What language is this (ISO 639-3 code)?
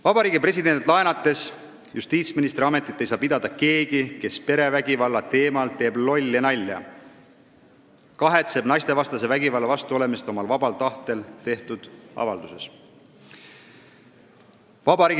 est